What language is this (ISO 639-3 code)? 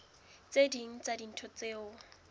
sot